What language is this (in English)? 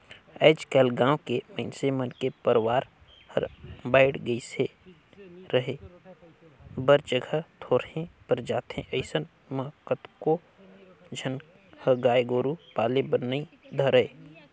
Chhattisgarhi